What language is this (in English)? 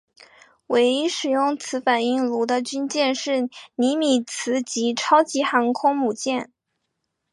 Chinese